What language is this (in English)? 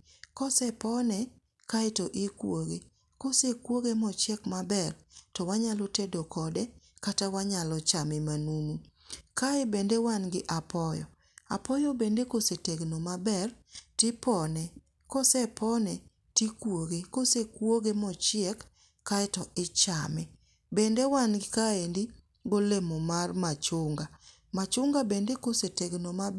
Luo (Kenya and Tanzania)